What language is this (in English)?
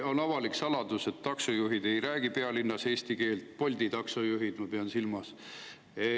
Estonian